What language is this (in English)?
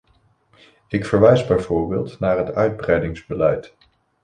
Dutch